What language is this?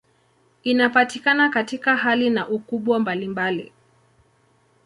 Swahili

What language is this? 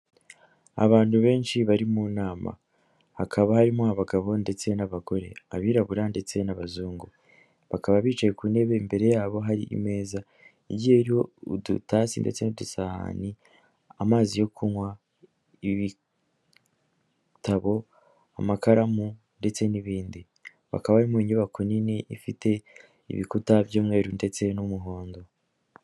Kinyarwanda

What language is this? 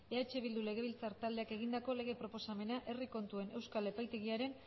Basque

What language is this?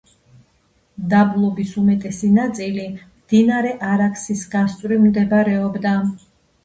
Georgian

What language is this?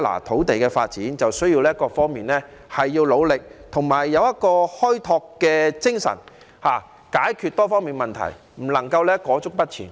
Cantonese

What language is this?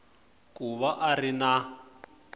Tsonga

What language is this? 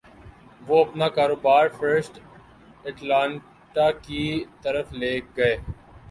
Urdu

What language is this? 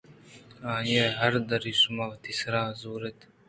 Eastern Balochi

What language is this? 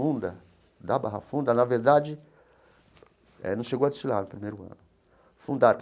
Portuguese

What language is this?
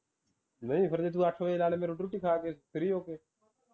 Punjabi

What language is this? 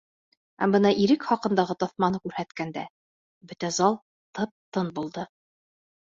Bashkir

